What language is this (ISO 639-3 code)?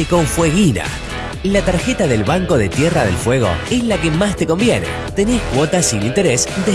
spa